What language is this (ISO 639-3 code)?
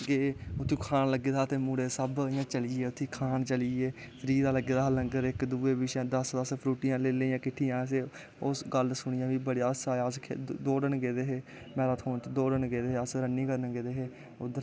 doi